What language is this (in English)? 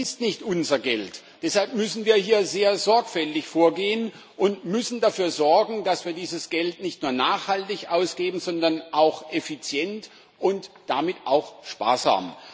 German